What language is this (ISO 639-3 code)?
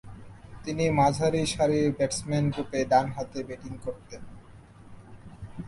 ben